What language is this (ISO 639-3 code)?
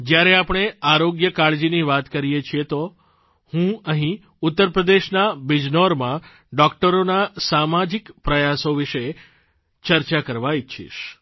guj